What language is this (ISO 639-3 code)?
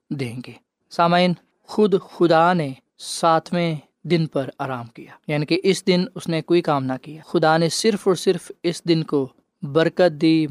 urd